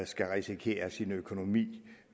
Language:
Danish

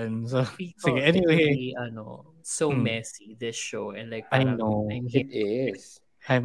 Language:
Filipino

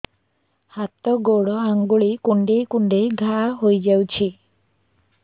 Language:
Odia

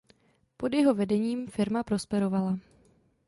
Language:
Czech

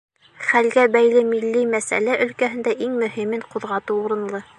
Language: Bashkir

